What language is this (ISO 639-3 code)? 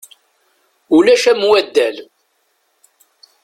kab